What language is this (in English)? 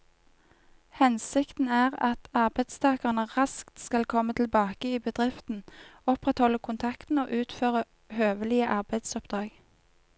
Norwegian